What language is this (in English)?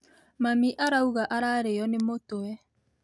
Kikuyu